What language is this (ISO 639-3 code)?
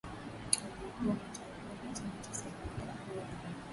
swa